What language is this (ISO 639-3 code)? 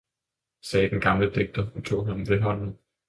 dan